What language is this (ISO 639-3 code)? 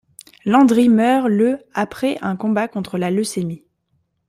fra